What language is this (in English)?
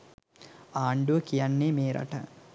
Sinhala